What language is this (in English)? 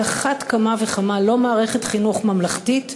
Hebrew